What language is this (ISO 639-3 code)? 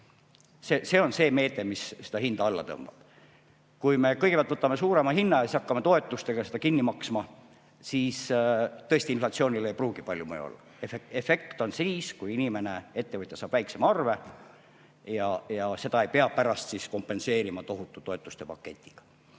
est